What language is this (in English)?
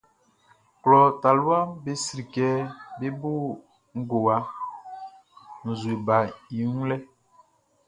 Baoulé